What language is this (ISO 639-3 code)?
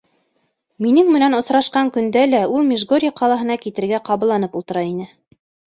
bak